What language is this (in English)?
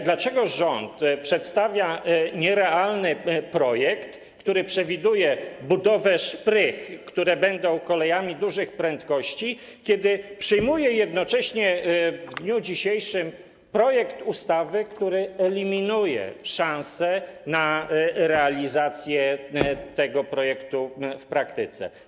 Polish